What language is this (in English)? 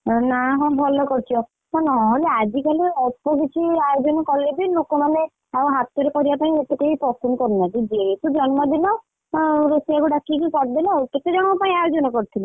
Odia